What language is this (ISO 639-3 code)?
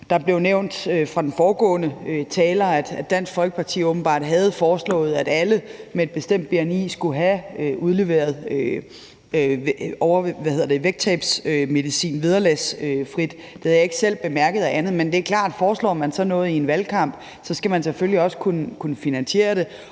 dan